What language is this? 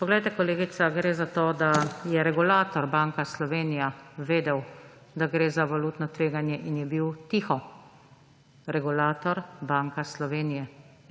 Slovenian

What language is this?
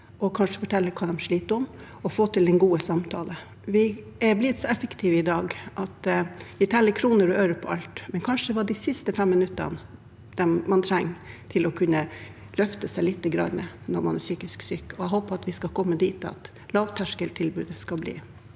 Norwegian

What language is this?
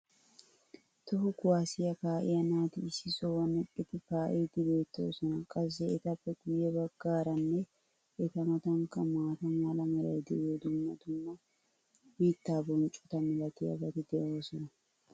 Wolaytta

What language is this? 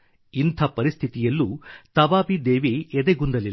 Kannada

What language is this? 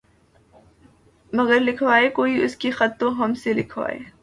Urdu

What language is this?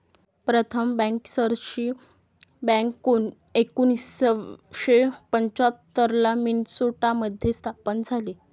Marathi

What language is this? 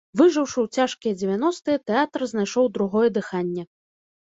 Belarusian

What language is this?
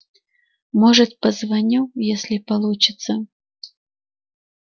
Russian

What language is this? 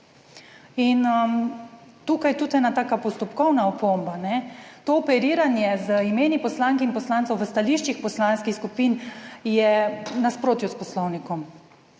Slovenian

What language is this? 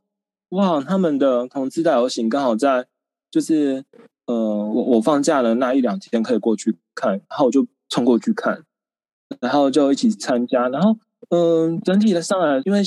Chinese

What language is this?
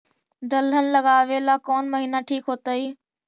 Magahi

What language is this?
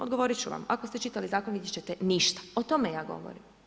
Croatian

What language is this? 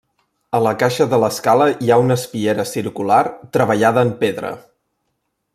Catalan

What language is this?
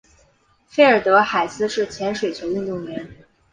Chinese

